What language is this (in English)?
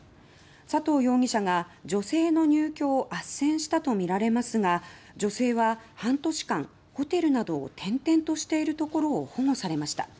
Japanese